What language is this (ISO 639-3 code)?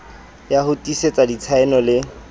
sot